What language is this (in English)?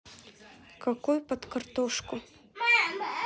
Russian